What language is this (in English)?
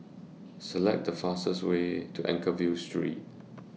English